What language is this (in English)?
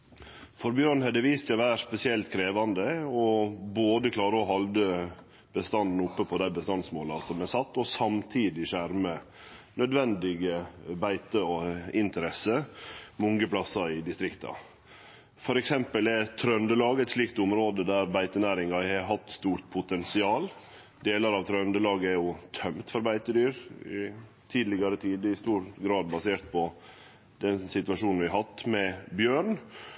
Norwegian Nynorsk